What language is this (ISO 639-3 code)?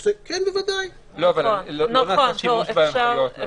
heb